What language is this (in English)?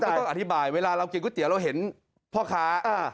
Thai